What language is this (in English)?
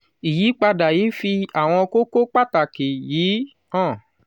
Yoruba